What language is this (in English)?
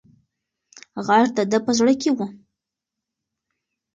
Pashto